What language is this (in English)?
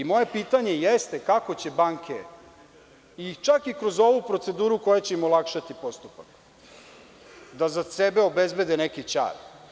Serbian